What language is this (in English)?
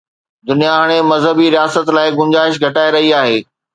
Sindhi